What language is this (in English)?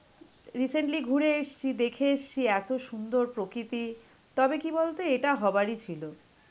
Bangla